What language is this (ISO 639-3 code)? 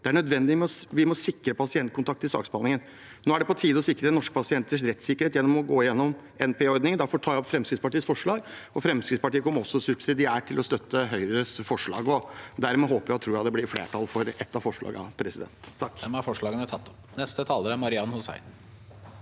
nor